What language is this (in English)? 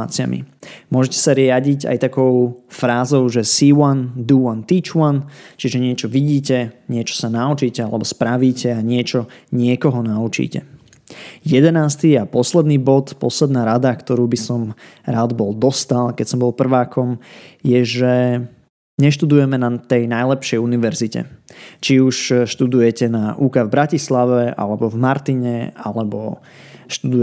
Slovak